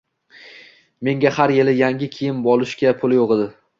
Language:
Uzbek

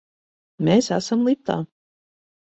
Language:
Latvian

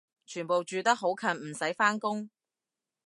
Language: Cantonese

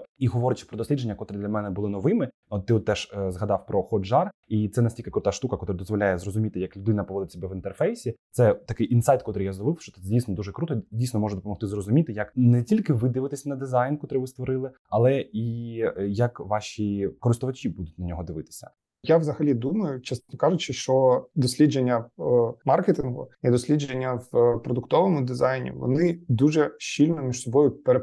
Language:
Ukrainian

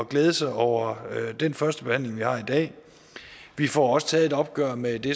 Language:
Danish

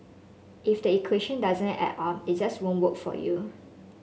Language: English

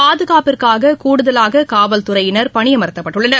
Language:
Tamil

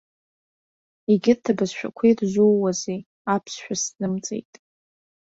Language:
Abkhazian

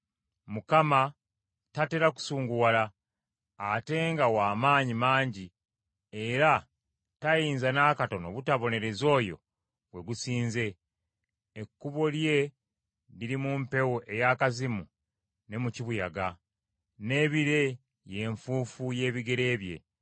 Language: Ganda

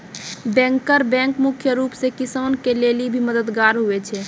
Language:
Maithili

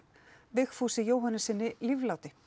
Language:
Icelandic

